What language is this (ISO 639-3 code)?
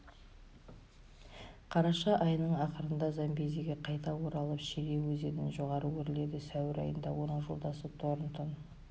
kaz